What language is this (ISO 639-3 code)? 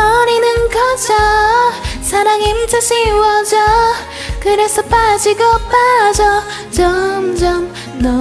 kor